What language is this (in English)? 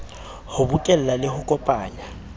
Southern Sotho